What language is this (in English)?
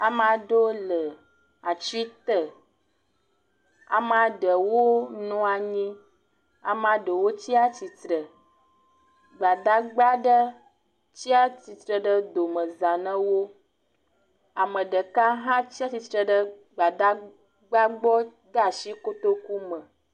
Ewe